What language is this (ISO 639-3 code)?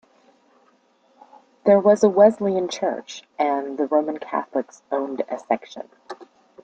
eng